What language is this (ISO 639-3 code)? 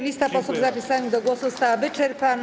pol